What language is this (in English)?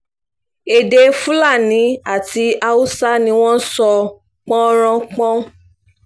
Yoruba